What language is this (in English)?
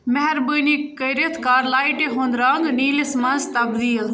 Kashmiri